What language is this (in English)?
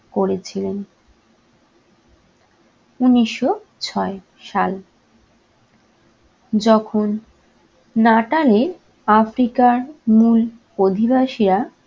Bangla